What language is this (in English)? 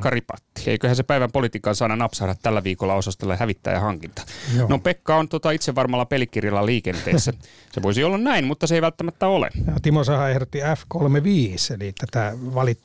Finnish